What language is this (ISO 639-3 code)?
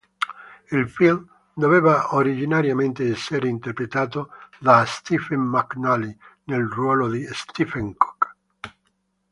ita